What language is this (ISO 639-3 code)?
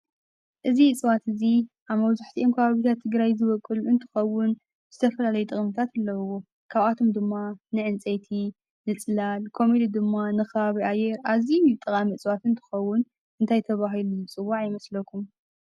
tir